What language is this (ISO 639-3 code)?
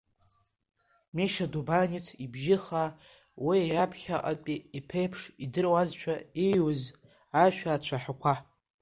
abk